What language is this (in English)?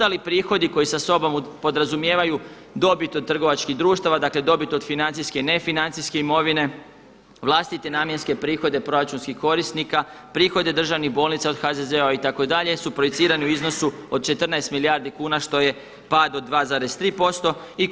Croatian